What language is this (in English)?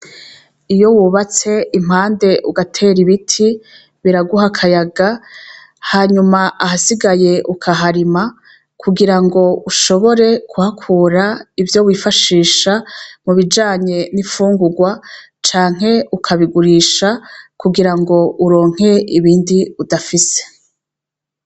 Rundi